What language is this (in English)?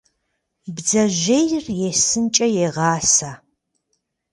Kabardian